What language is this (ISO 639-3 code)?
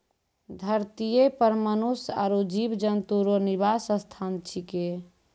mai